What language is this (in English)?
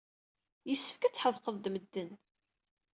Kabyle